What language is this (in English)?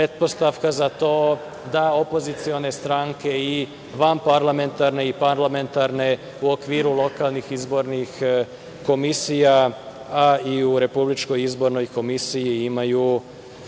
Serbian